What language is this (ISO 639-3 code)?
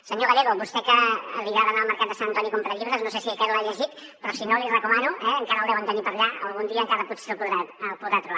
cat